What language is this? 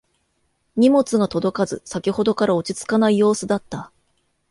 Japanese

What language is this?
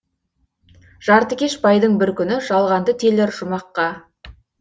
Kazakh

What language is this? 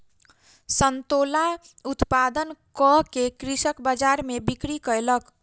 Maithili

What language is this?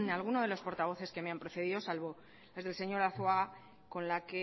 Spanish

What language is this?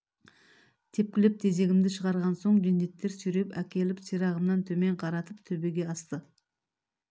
Kazakh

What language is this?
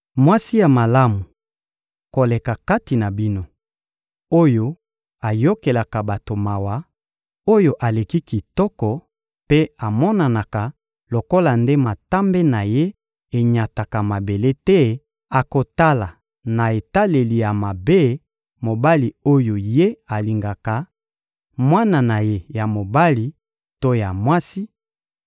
Lingala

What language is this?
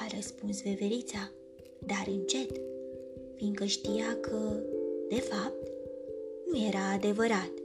Romanian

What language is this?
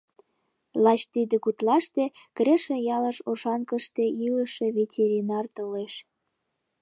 Mari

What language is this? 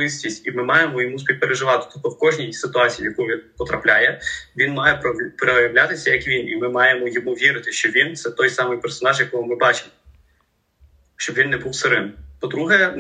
Ukrainian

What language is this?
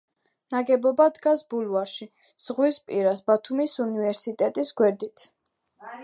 Georgian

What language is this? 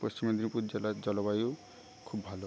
Bangla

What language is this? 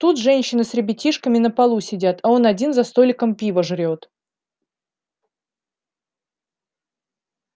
Russian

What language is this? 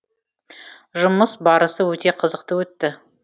Kazakh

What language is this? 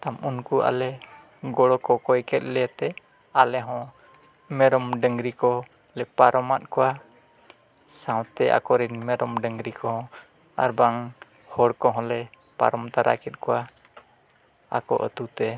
Santali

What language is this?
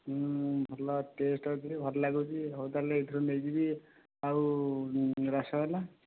Odia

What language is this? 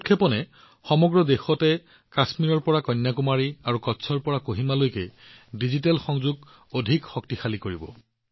Assamese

